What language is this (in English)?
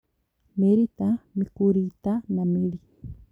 Kikuyu